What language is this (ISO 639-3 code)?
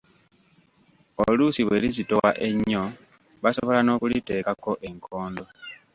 lug